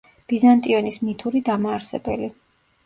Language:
Georgian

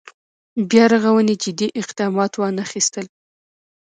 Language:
Pashto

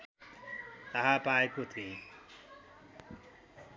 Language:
Nepali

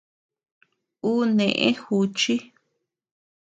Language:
Tepeuxila Cuicatec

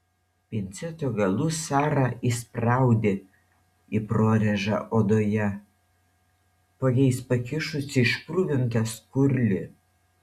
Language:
Lithuanian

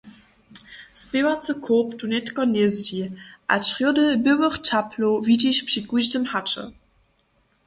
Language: Upper Sorbian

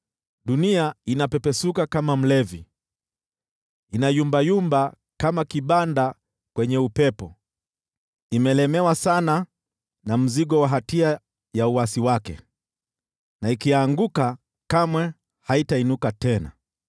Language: Swahili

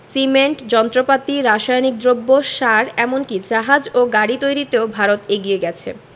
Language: Bangla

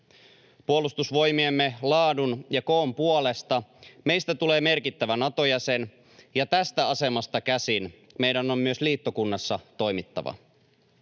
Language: Finnish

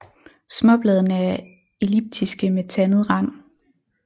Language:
Danish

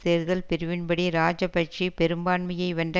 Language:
Tamil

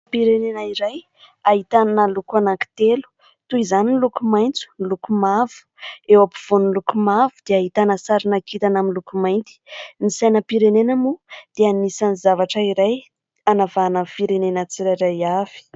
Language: Malagasy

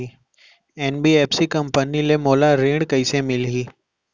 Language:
Chhattisgarhi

